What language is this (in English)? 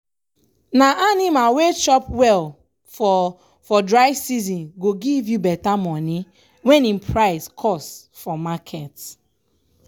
Nigerian Pidgin